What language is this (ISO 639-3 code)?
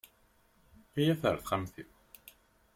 kab